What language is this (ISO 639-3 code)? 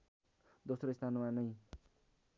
nep